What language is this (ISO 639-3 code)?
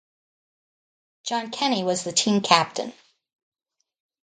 eng